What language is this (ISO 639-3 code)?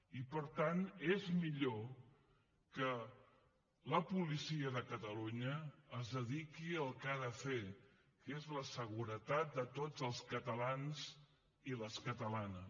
cat